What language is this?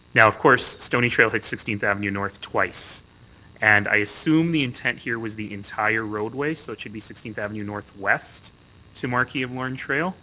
English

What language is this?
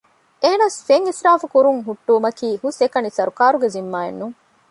Divehi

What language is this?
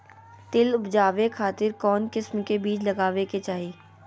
Magahi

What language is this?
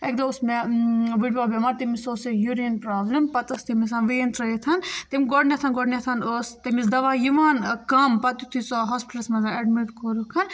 Kashmiri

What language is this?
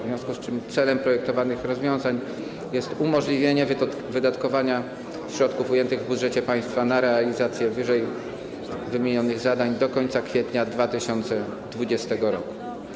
Polish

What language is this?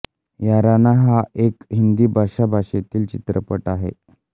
Marathi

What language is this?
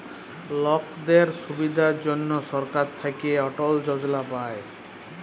Bangla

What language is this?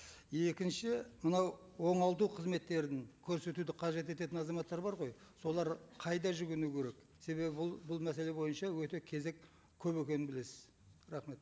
Kazakh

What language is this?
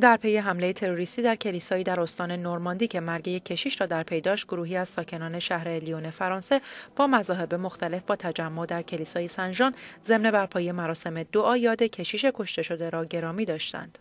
Persian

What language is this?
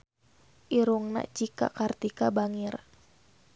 Sundanese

